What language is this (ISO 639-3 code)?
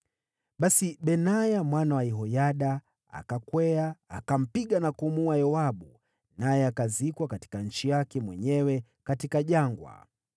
swa